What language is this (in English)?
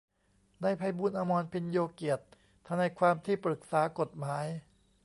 Thai